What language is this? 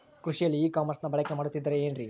Kannada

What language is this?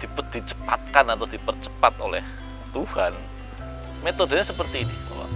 Indonesian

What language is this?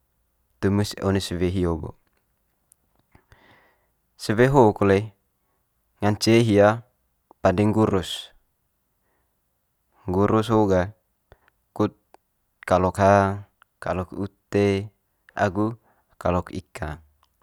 Manggarai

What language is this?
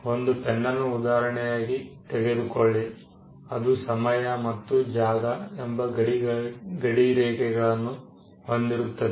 Kannada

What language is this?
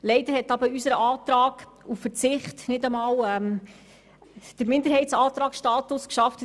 Swiss German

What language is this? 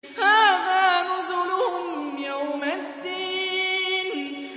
Arabic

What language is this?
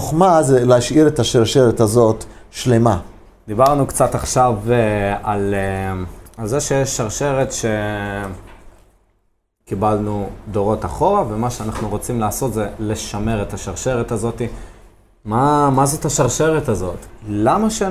Hebrew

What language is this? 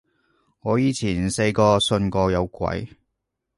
Cantonese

